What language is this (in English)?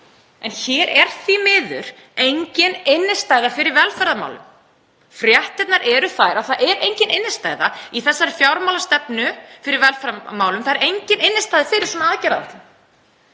Icelandic